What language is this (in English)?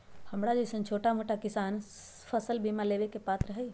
Magahi